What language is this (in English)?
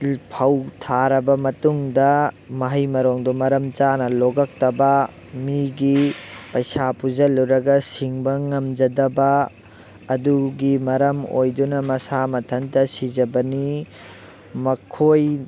Manipuri